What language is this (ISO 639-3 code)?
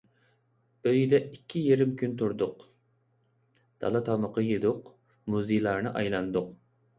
uig